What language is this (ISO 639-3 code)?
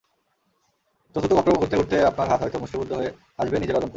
ben